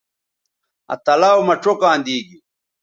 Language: Bateri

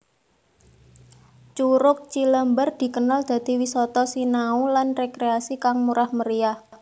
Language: Javanese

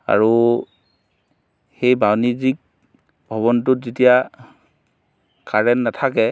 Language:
Assamese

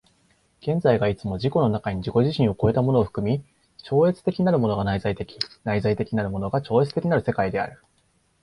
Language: Japanese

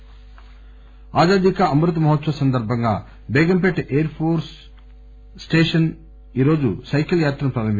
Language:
Telugu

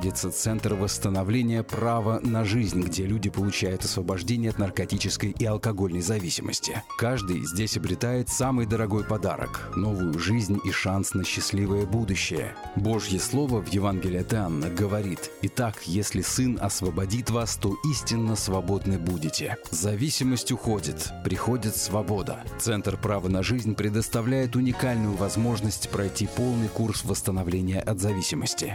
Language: Russian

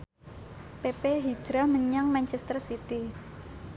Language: Javanese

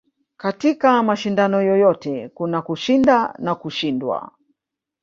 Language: Swahili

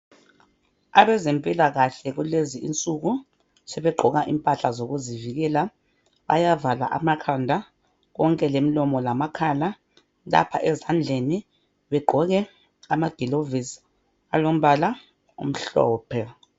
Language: North Ndebele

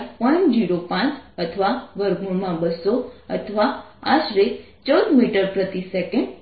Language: Gujarati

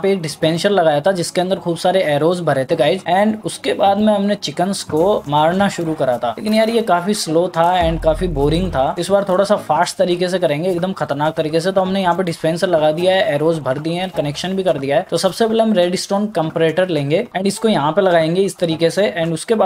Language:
Hindi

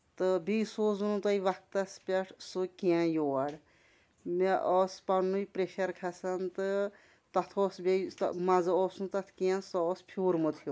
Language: Kashmiri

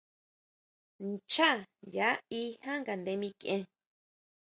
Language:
Huautla Mazatec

